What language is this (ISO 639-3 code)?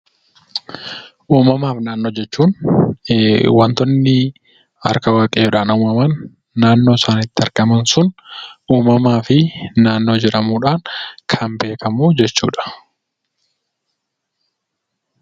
orm